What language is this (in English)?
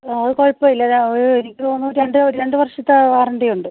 Malayalam